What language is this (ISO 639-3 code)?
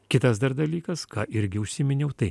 lit